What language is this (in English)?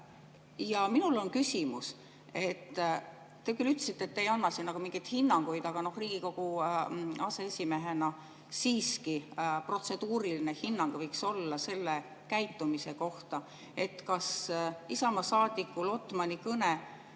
Estonian